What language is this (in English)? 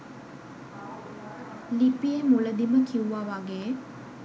Sinhala